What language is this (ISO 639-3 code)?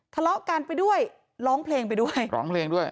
tha